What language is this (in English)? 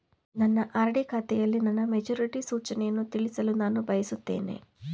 Kannada